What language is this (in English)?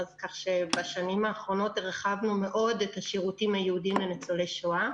Hebrew